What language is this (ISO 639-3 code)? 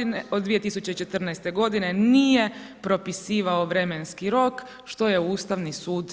hrv